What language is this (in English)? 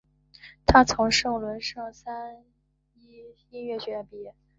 Chinese